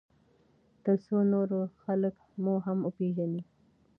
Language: Pashto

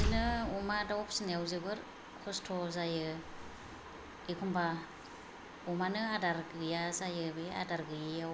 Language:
Bodo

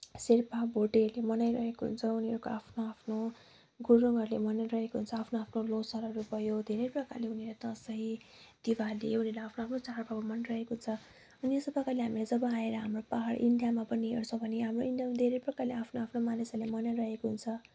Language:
Nepali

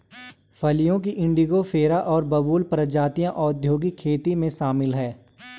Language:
Hindi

